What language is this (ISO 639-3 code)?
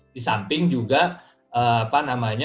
ind